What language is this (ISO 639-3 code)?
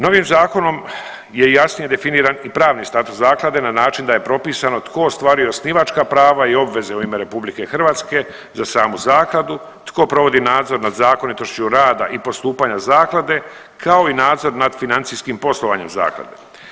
hrv